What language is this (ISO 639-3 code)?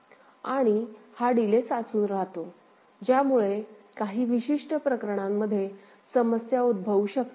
mar